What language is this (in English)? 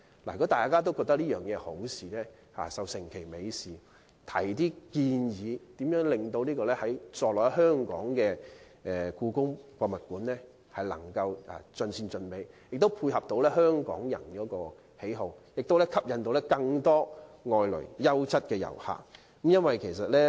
Cantonese